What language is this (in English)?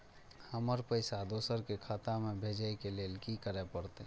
Maithili